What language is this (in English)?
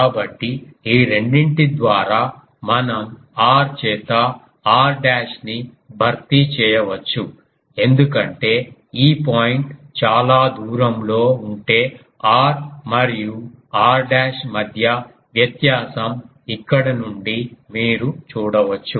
Telugu